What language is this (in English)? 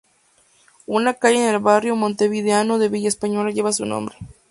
Spanish